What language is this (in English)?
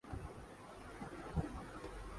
Urdu